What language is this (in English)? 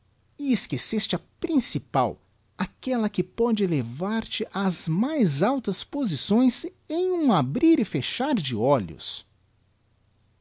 Portuguese